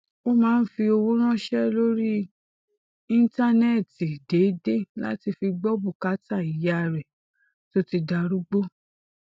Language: Yoruba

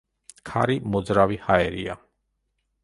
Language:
Georgian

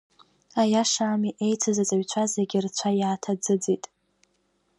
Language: Abkhazian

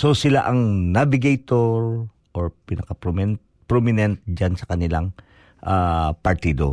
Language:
Filipino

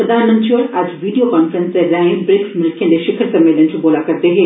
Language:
Dogri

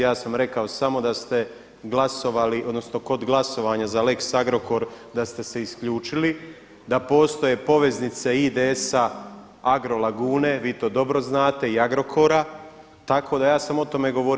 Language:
Croatian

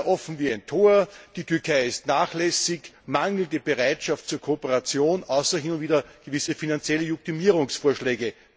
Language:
German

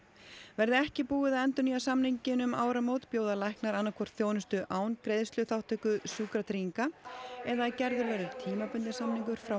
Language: Icelandic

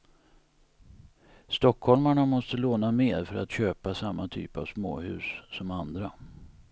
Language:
Swedish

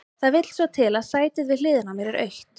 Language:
Icelandic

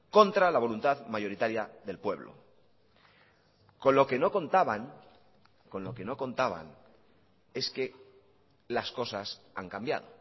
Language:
Spanish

